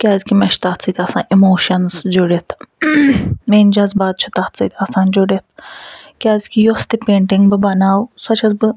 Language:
Kashmiri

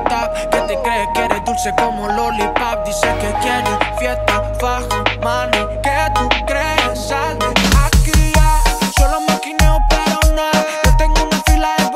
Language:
Romanian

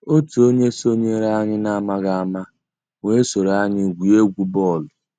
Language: Igbo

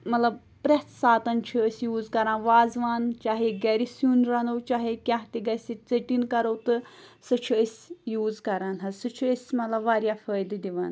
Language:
Kashmiri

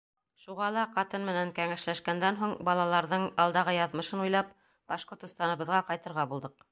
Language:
Bashkir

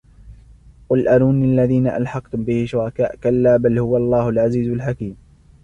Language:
Arabic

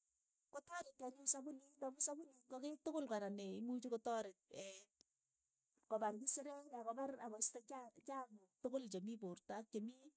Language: Keiyo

